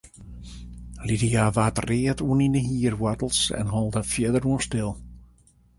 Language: Western Frisian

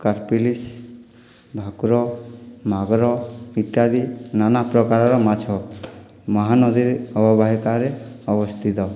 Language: Odia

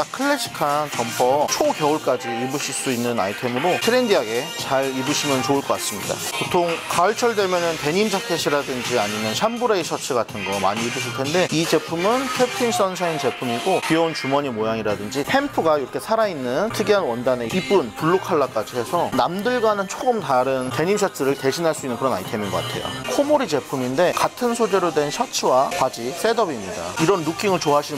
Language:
Korean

